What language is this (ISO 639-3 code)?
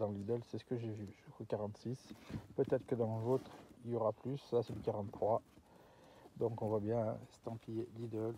fra